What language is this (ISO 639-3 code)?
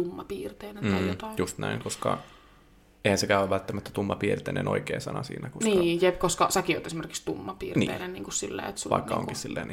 fin